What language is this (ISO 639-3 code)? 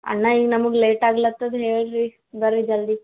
kan